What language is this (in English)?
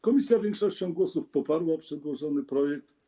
Polish